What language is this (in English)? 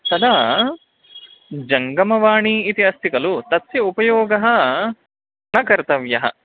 Sanskrit